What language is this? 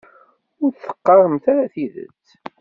Kabyle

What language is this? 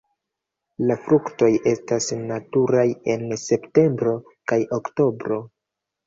Esperanto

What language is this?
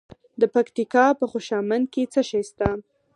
Pashto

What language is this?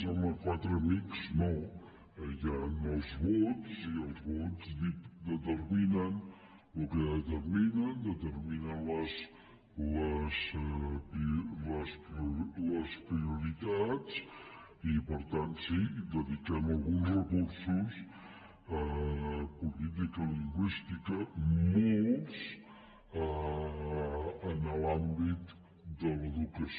Catalan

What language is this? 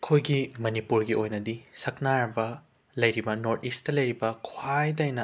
Manipuri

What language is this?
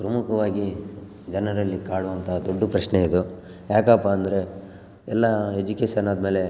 Kannada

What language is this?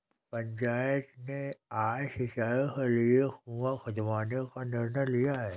Hindi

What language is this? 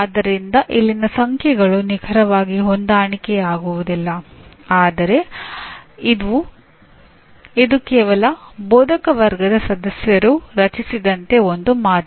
Kannada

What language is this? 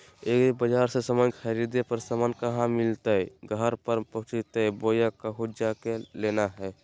Magahi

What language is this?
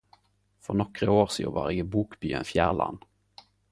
Norwegian Nynorsk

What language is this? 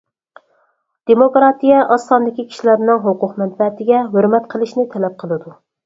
Uyghur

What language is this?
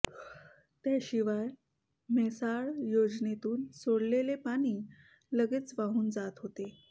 Marathi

